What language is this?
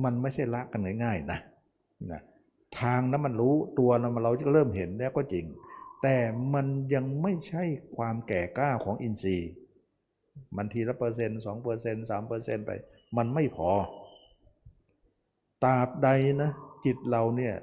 Thai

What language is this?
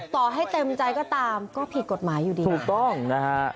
Thai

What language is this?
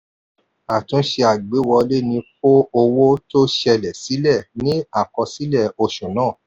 Yoruba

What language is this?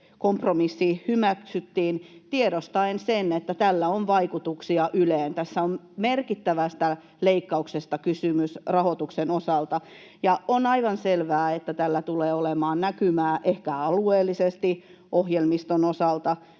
Finnish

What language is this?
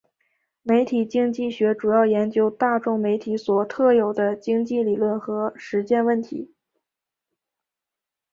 Chinese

